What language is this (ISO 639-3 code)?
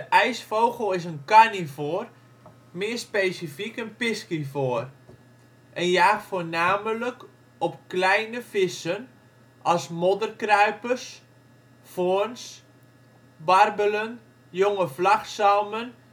nld